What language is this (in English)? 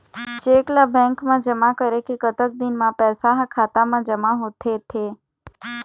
Chhattisgarhi